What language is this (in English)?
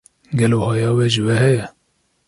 Kurdish